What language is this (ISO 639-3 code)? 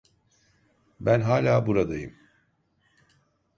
tur